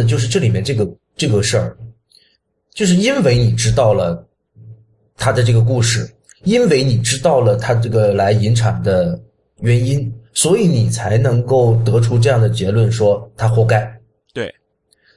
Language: Chinese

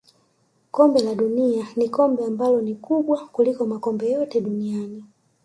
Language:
Swahili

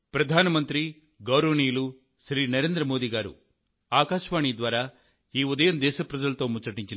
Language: Telugu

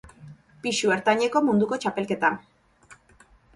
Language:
Basque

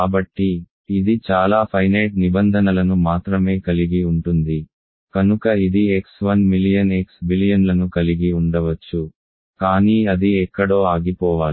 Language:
Telugu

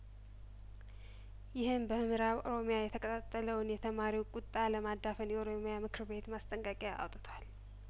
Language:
Amharic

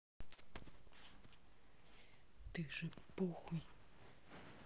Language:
Russian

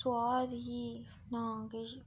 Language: Dogri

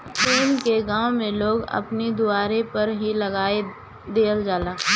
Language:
Bhojpuri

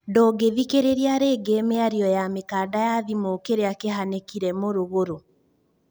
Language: Kikuyu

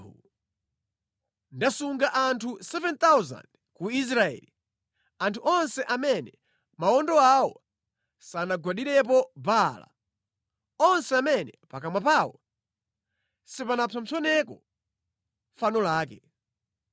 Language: Nyanja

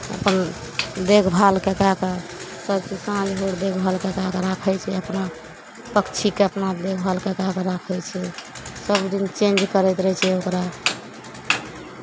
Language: Maithili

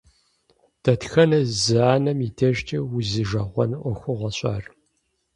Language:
Kabardian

